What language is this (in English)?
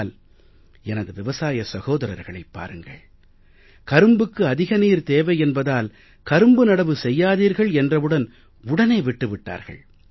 Tamil